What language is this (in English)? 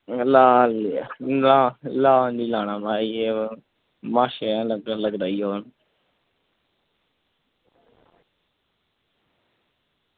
Dogri